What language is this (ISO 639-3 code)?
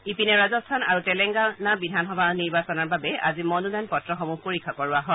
asm